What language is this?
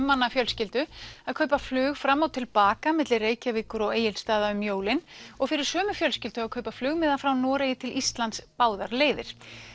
Icelandic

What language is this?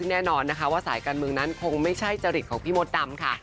Thai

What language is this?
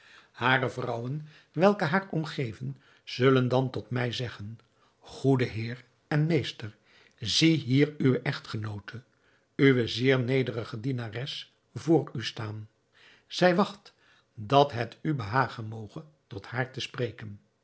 Dutch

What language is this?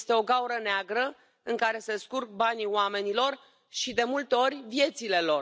Romanian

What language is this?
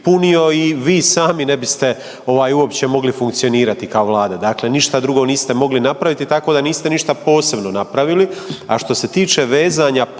Croatian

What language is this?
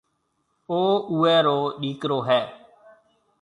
Marwari (Pakistan)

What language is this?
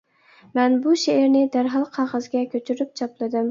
Uyghur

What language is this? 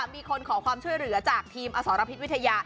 Thai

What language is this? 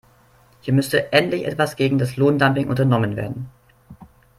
German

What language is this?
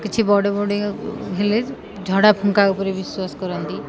Odia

